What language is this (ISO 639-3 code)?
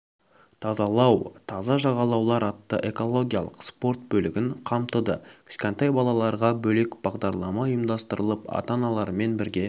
kaz